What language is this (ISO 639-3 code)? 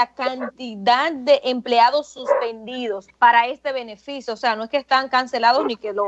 spa